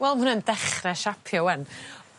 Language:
Welsh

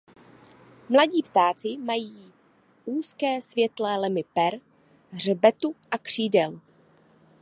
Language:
Czech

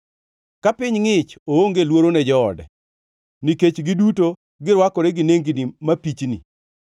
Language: Luo (Kenya and Tanzania)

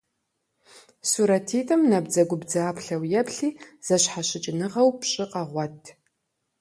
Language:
Kabardian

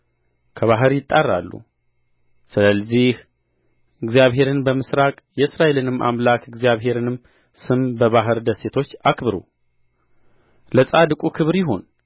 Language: Amharic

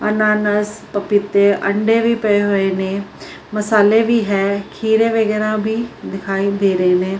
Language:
Punjabi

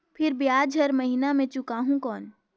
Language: Chhattisgarhi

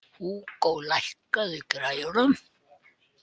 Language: Icelandic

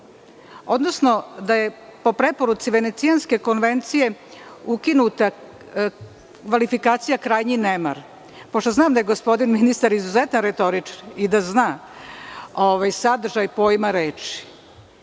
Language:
Serbian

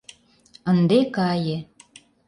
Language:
Mari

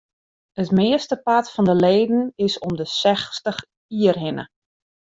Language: Western Frisian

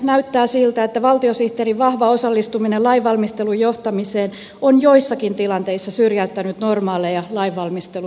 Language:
Finnish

